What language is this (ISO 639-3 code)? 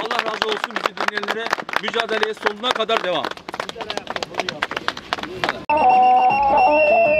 tur